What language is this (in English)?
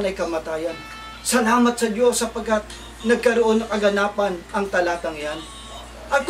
Filipino